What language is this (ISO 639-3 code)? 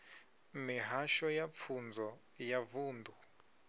ven